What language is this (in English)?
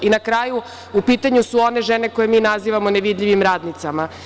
Serbian